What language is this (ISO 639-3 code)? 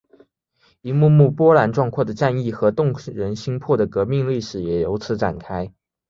zho